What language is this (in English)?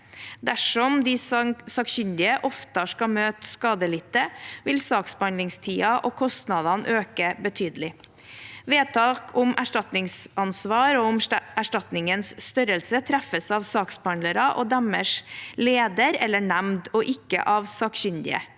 Norwegian